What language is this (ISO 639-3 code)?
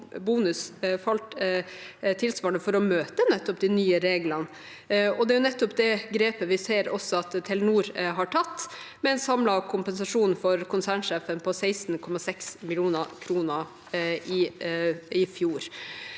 nor